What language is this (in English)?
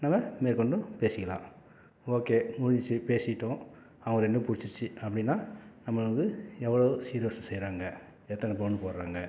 Tamil